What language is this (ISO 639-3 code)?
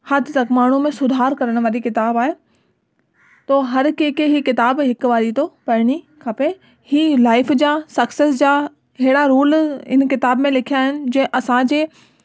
snd